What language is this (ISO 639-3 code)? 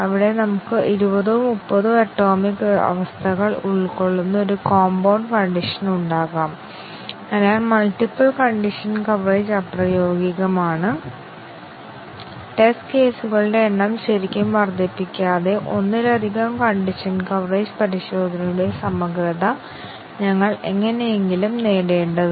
mal